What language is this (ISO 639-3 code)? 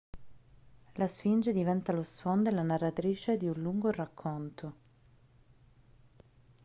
ita